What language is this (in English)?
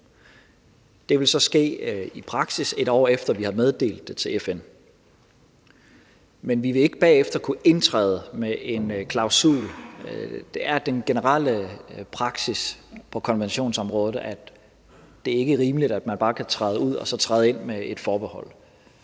Danish